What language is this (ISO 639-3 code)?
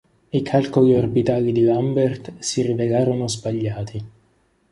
ita